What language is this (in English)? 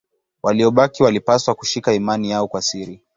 Swahili